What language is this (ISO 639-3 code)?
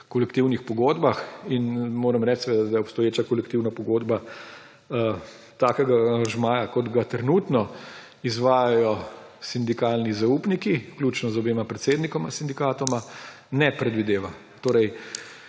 slv